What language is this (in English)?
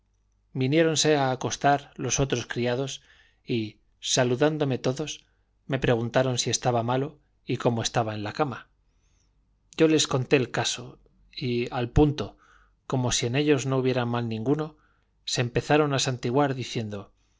Spanish